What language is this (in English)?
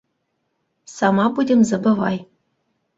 Bashkir